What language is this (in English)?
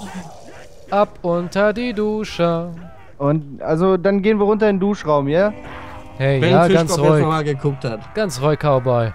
German